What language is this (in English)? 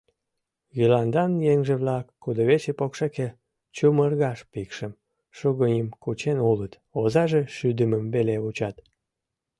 Mari